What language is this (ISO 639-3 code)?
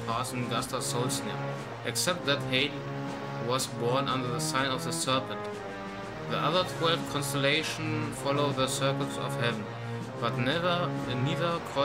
deu